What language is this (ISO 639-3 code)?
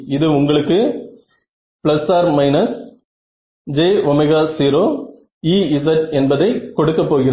tam